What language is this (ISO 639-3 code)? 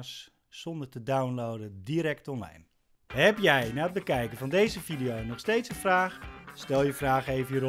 nld